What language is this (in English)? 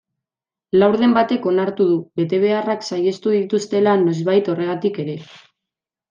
Basque